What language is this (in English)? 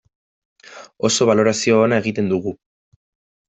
Basque